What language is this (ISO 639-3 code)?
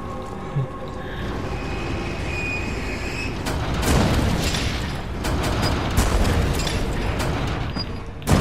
ind